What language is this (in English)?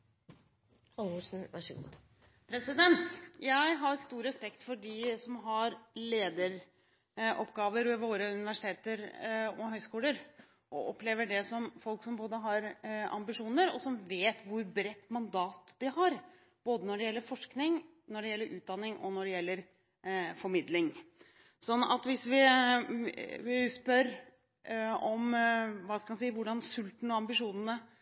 Norwegian Bokmål